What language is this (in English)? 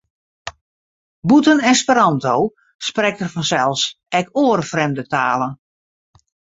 Western Frisian